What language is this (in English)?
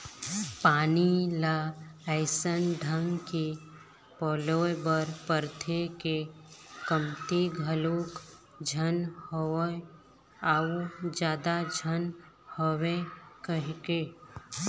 Chhattisgarhi